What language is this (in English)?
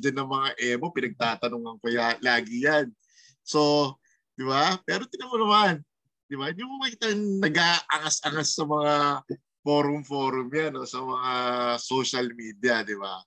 Filipino